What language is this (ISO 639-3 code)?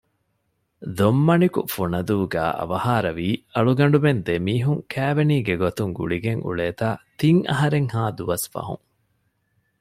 div